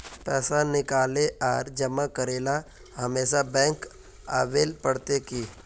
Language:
Magahi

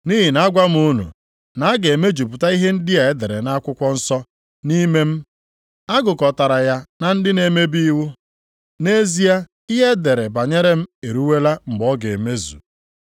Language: Igbo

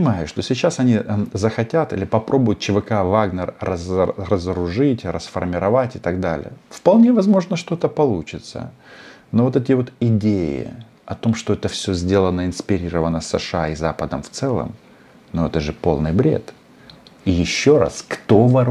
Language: Russian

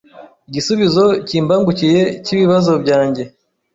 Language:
Kinyarwanda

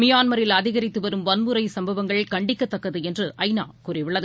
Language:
Tamil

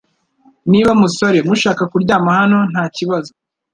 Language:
Kinyarwanda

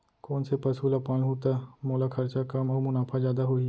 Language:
Chhattisgarhi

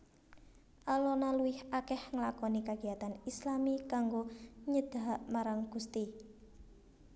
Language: Javanese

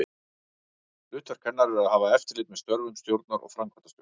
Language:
Icelandic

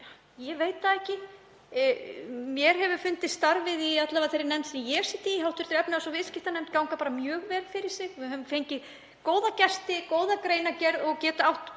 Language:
Icelandic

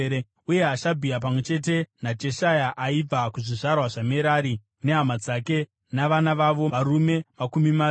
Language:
Shona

